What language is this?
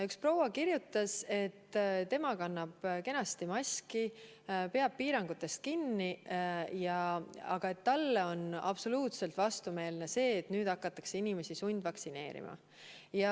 Estonian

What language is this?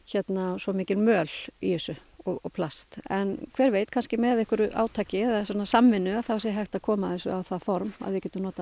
Icelandic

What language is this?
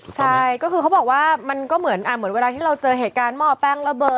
Thai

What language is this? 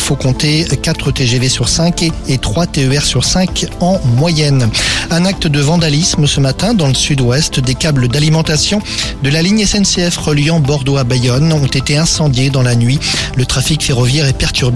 French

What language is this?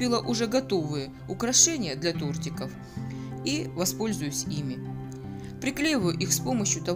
Russian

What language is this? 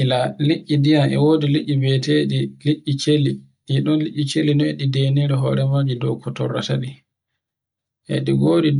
Borgu Fulfulde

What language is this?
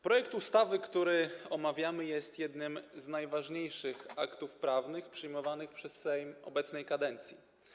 Polish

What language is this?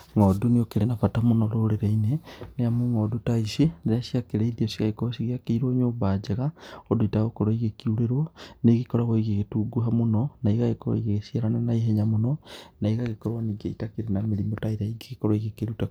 Kikuyu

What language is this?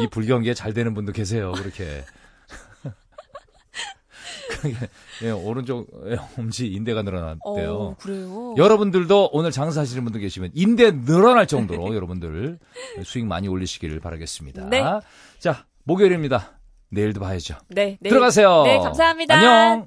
Korean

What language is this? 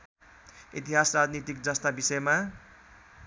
Nepali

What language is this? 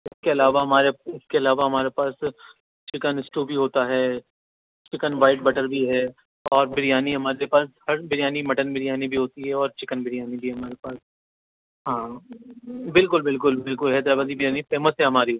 Urdu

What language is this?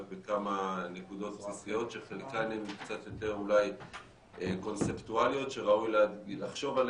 Hebrew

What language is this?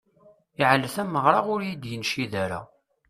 Kabyle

